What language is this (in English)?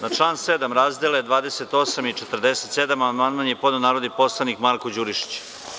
Serbian